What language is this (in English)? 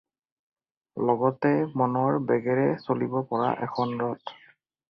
Assamese